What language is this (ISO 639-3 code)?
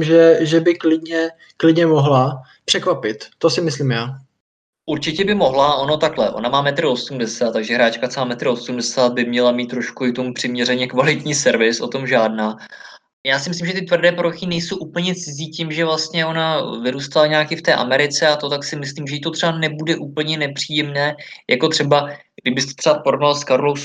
ces